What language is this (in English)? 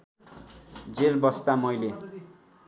Nepali